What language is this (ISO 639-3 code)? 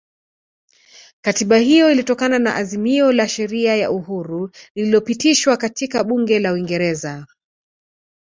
swa